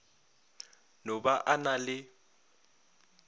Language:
Northern Sotho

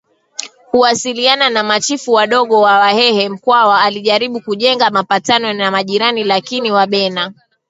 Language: Swahili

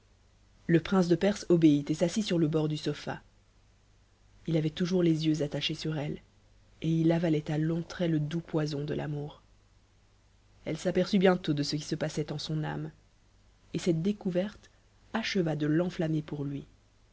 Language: French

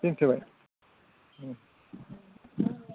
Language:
Bodo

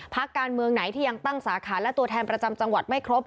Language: Thai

